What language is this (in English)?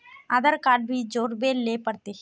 Magahi